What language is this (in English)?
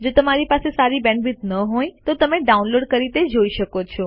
Gujarati